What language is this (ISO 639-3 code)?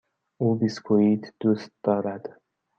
fas